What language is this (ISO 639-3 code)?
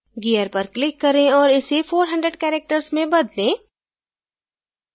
hin